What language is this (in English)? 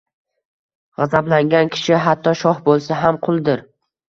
Uzbek